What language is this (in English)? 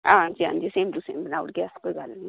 Dogri